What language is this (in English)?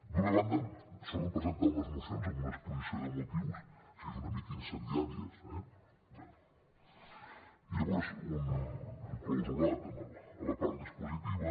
Catalan